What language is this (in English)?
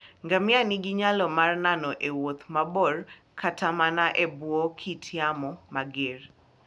Luo (Kenya and Tanzania)